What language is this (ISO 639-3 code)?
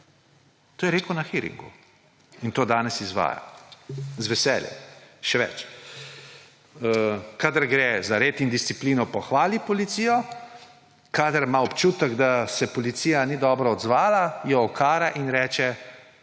slv